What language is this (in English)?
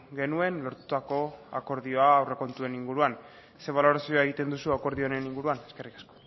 Basque